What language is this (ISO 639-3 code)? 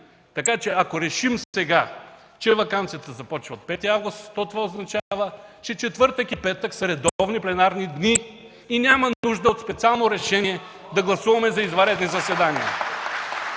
bul